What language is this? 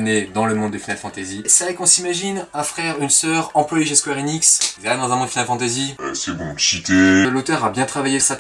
French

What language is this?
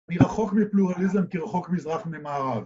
Hebrew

